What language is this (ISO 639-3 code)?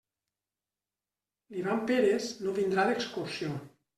cat